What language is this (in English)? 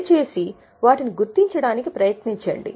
Telugu